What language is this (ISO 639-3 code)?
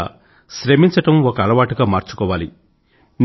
tel